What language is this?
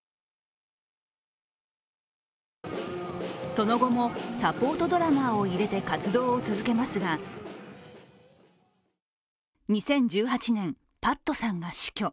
Japanese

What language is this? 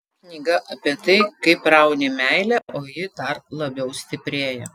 Lithuanian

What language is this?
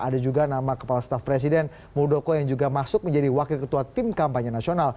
Indonesian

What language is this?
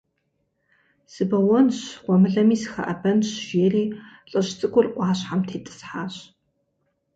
Kabardian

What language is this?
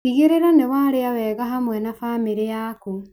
Kikuyu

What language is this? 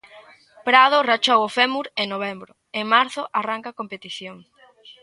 Galician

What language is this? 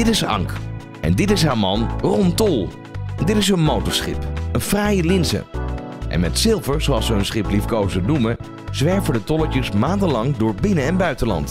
Dutch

